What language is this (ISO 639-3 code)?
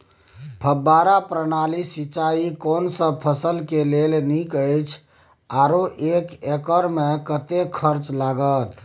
mai